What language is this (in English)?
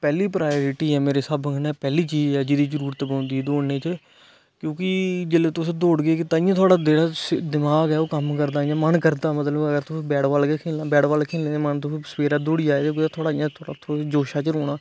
Dogri